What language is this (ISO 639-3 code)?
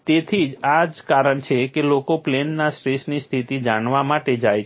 guj